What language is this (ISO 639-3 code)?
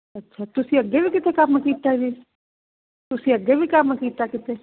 pan